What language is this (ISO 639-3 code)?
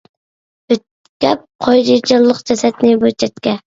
uig